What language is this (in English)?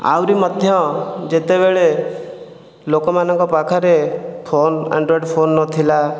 Odia